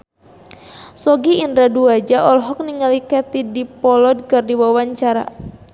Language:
Sundanese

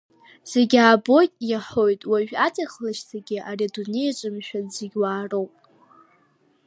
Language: Abkhazian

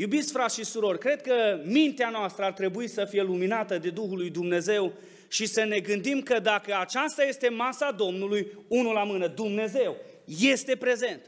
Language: Romanian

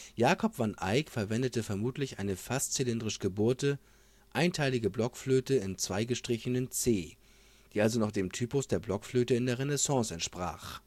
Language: German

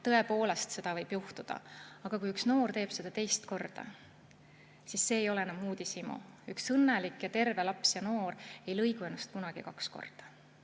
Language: Estonian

